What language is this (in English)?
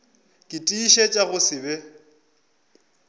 Northern Sotho